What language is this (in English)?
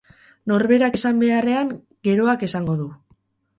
Basque